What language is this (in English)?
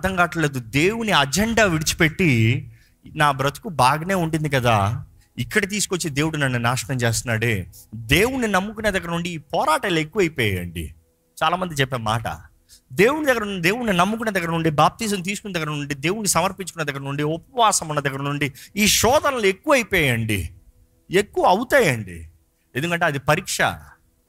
Telugu